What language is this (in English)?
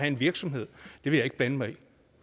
Danish